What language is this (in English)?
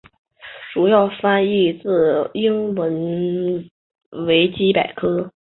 Chinese